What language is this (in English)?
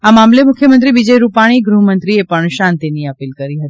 Gujarati